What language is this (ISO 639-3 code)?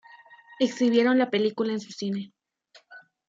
spa